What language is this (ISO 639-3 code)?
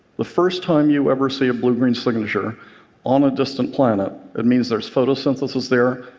eng